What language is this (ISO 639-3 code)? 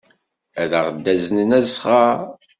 kab